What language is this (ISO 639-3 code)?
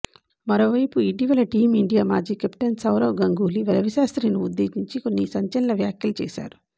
tel